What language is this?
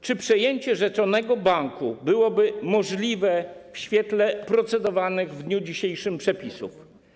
Polish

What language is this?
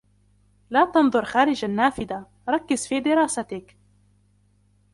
Arabic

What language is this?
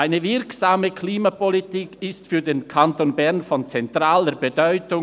Swiss German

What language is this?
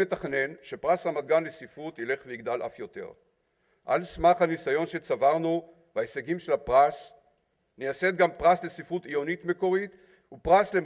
Hebrew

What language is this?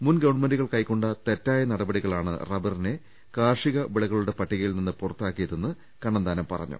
Malayalam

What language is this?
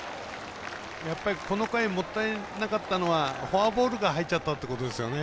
Japanese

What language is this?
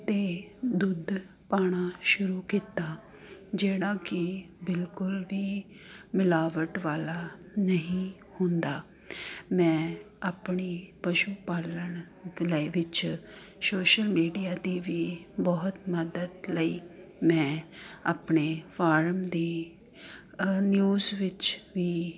Punjabi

